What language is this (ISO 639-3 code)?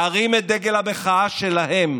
heb